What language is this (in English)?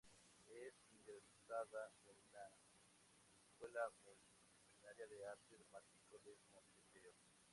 Spanish